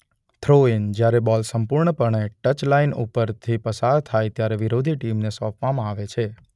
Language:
Gujarati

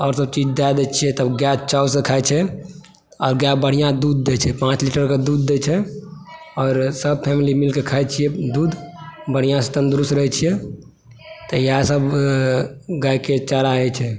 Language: Maithili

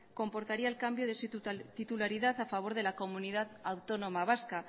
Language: Spanish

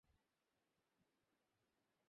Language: Bangla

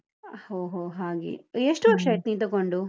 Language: Kannada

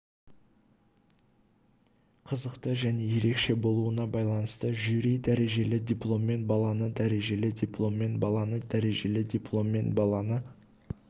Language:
Kazakh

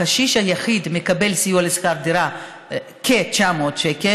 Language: Hebrew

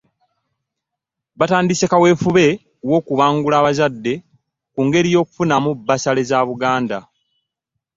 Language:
Ganda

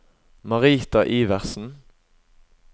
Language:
Norwegian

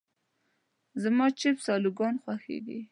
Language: Pashto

